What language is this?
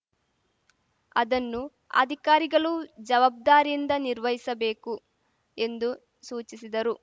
Kannada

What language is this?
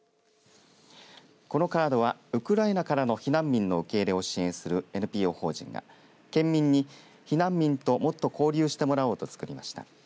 Japanese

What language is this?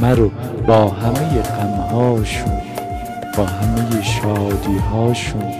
Persian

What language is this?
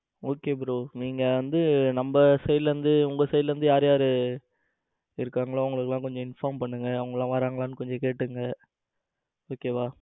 Tamil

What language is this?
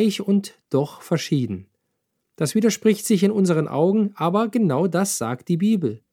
German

